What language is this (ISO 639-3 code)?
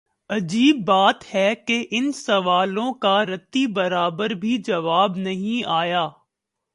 urd